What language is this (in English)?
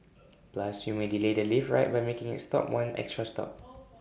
English